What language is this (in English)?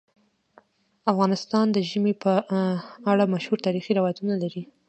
Pashto